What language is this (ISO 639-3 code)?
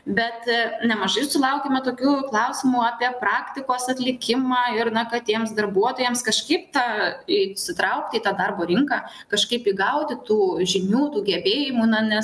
lit